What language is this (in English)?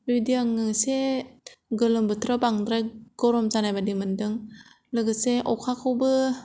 Bodo